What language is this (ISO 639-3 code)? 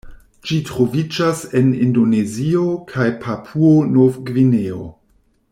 epo